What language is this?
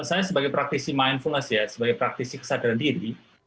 Indonesian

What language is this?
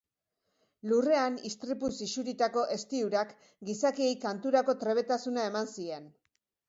Basque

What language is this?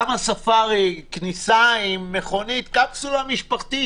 Hebrew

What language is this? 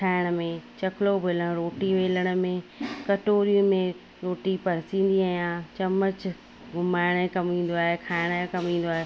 Sindhi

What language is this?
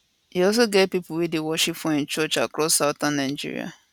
Nigerian Pidgin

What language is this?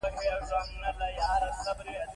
Pashto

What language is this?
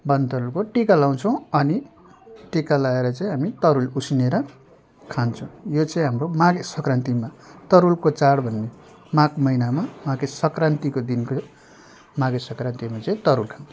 Nepali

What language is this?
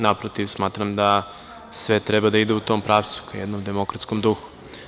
Serbian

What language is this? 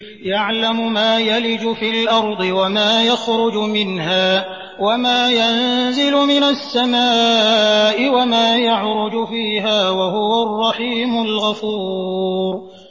Arabic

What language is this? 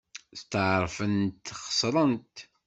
Kabyle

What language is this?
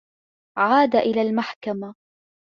Arabic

